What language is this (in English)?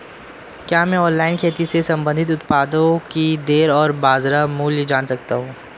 Hindi